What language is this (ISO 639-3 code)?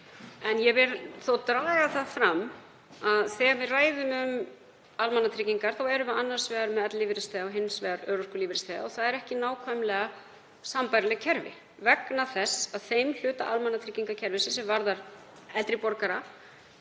isl